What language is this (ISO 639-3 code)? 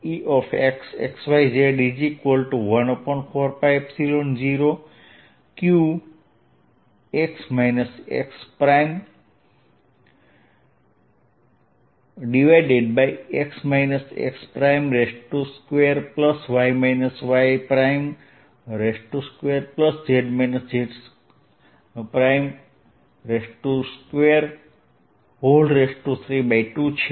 guj